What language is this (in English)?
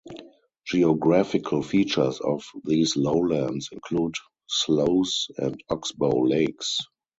English